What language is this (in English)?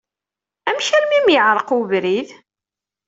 Kabyle